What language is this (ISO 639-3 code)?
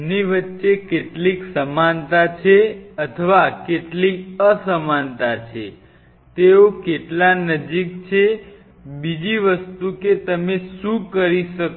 guj